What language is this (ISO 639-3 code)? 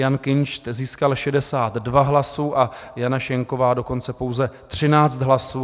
ces